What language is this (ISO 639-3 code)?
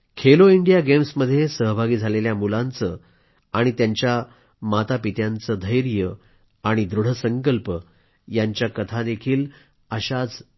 mar